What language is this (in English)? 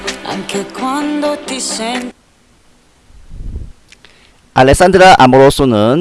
Korean